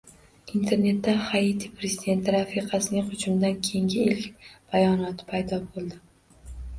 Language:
Uzbek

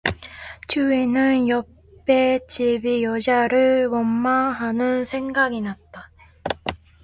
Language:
Korean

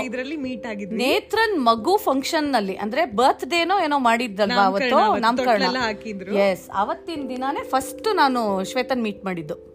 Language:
Kannada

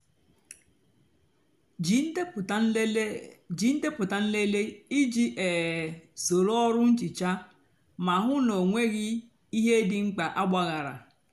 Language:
Igbo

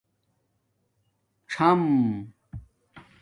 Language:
Domaaki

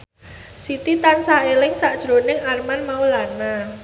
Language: Javanese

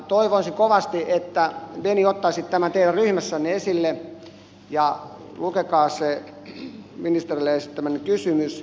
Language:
Finnish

